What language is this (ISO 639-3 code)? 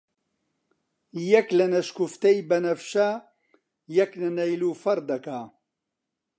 ckb